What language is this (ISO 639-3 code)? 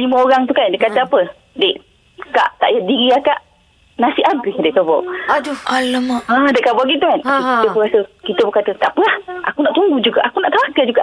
msa